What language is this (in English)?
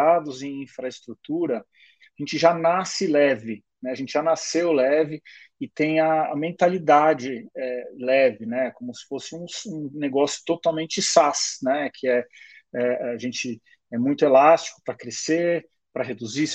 Portuguese